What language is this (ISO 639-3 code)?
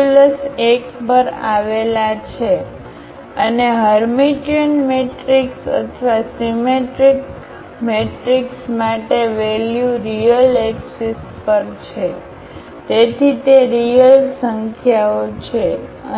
guj